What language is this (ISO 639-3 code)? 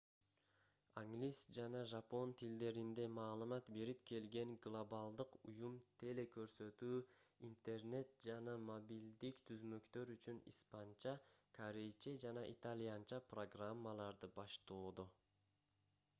kir